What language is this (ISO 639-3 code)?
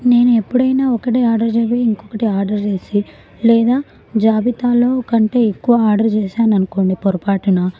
tel